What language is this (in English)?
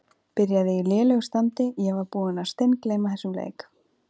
Icelandic